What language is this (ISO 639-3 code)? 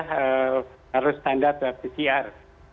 ind